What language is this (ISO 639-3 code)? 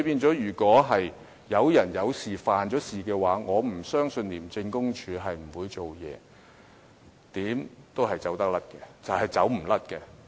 yue